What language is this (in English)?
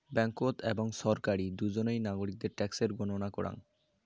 Bangla